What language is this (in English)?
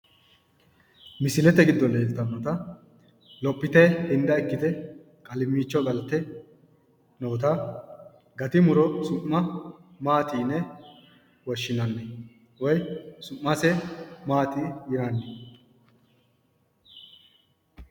Sidamo